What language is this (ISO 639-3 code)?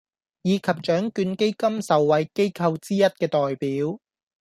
yue